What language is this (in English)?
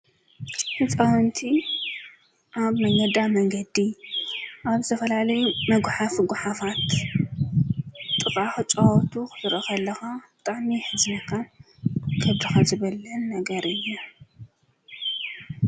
Tigrinya